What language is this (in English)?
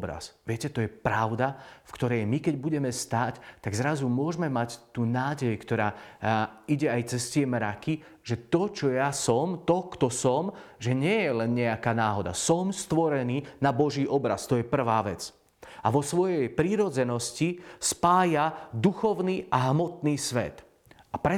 Slovak